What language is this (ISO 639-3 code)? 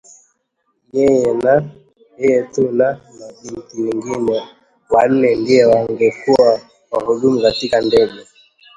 swa